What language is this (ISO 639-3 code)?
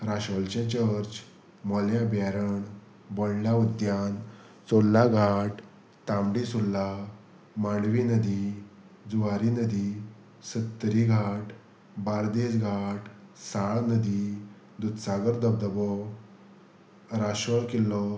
kok